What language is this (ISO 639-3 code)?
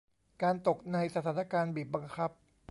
tha